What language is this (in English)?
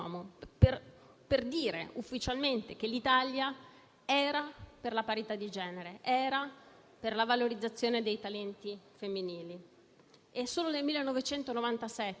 Italian